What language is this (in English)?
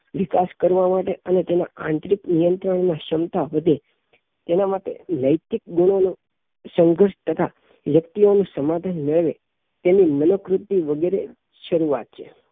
Gujarati